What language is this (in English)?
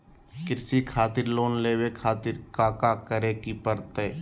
Magahi